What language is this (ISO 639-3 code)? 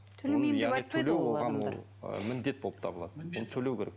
kaz